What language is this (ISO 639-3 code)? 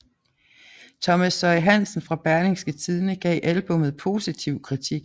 dan